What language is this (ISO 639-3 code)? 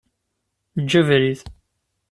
kab